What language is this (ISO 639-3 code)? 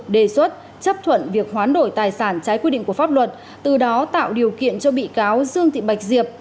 vie